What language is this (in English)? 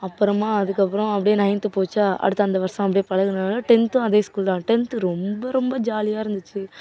Tamil